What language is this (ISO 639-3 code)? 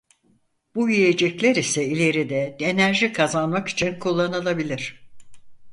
tur